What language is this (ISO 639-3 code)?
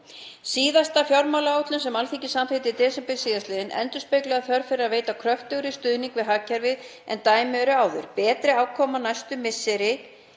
isl